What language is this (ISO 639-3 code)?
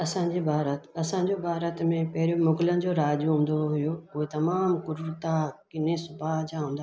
snd